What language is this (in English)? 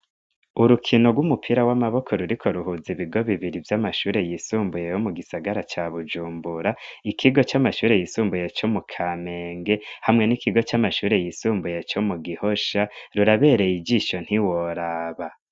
Rundi